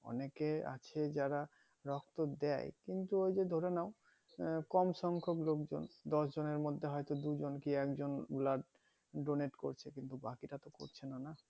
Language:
Bangla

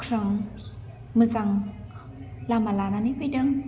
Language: Bodo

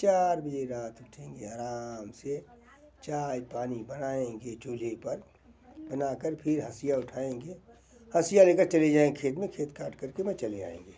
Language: Hindi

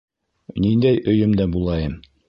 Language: Bashkir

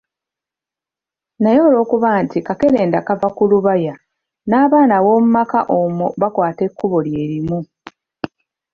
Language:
Ganda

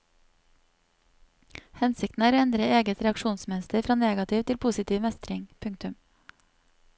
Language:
Norwegian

